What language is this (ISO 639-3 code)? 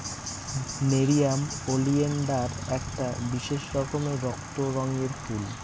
ben